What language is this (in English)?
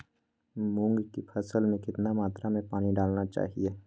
Magahi